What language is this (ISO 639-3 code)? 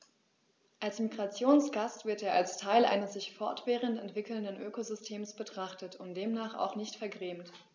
deu